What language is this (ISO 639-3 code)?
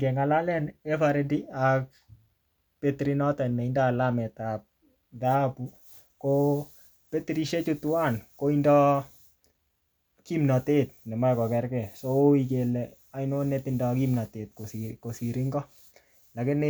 kln